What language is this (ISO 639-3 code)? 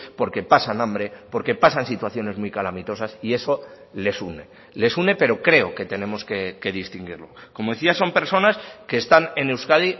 spa